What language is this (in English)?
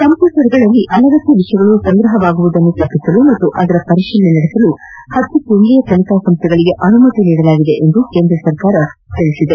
Kannada